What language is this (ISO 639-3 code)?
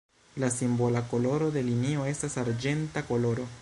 epo